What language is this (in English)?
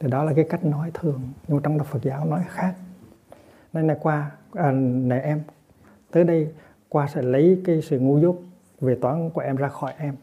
Vietnamese